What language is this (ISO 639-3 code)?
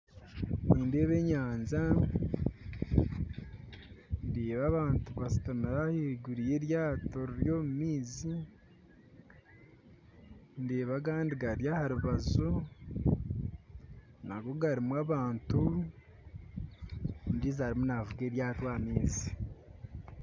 nyn